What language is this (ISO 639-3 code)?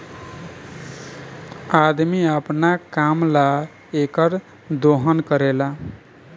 bho